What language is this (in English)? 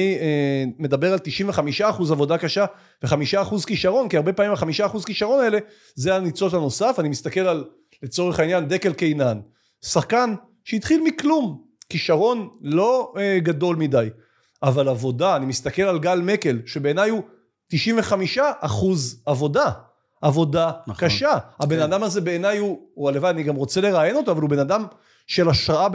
Hebrew